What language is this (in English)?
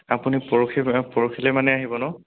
Assamese